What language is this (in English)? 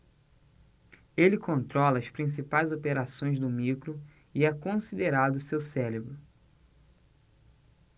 Portuguese